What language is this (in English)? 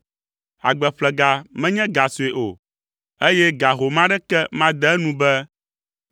Ewe